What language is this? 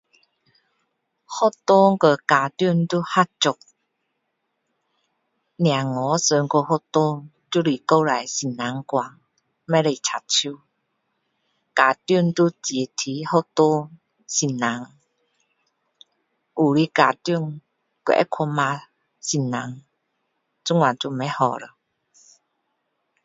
Min Dong Chinese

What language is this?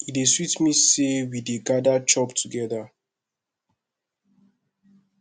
Nigerian Pidgin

